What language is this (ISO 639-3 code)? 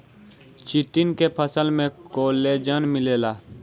bho